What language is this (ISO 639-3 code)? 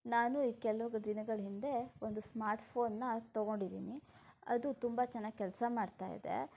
kan